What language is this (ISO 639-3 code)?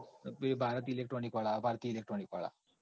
guj